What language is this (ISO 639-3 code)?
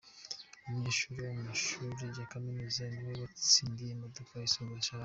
kin